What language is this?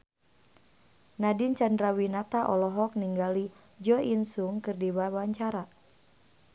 Sundanese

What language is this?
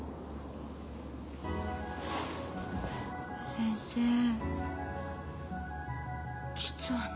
Japanese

